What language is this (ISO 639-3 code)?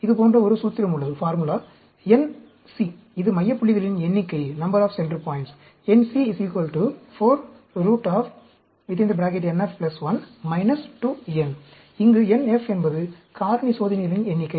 tam